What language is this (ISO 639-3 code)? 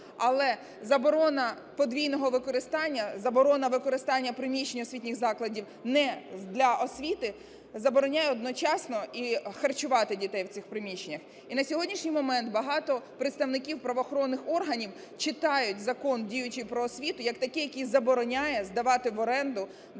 ukr